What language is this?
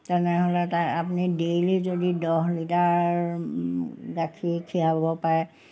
Assamese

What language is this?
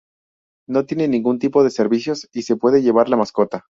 Spanish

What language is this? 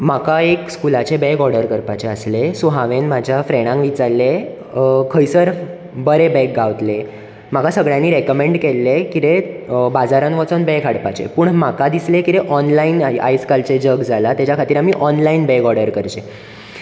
Konkani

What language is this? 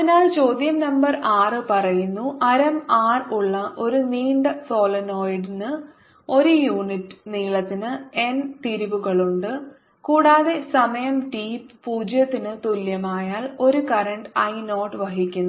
Malayalam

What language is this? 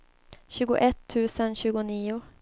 Swedish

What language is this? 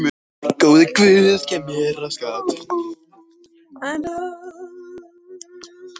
Icelandic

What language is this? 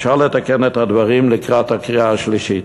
Hebrew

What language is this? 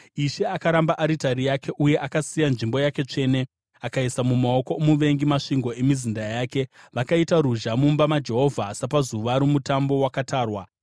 Shona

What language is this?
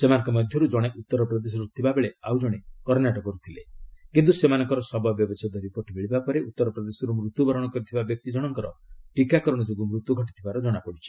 Odia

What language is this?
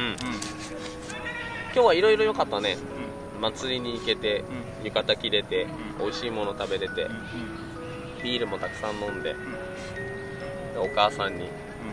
Japanese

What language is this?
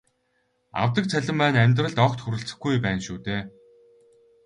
Mongolian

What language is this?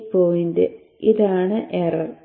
Malayalam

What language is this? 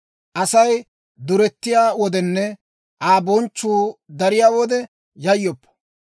Dawro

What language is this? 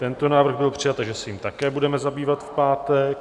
Czech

